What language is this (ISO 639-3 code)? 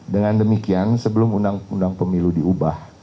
ind